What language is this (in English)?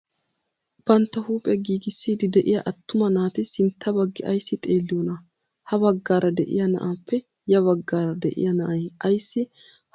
Wolaytta